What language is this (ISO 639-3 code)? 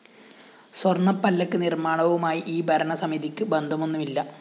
mal